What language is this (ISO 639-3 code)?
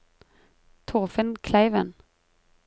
nor